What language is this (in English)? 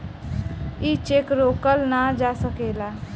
Bhojpuri